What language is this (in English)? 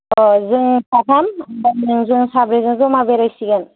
Bodo